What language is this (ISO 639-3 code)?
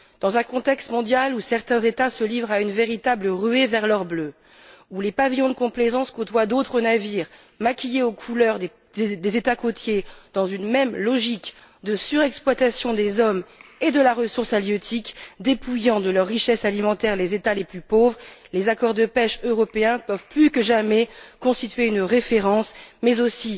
fra